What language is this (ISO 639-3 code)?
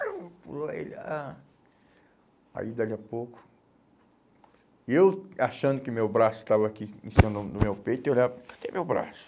por